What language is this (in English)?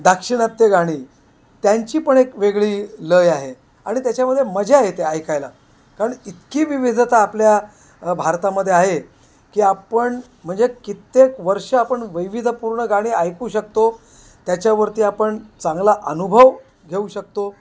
Marathi